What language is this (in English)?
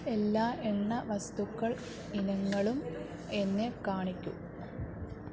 Malayalam